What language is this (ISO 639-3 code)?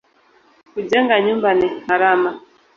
swa